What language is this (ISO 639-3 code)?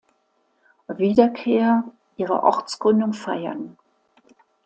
deu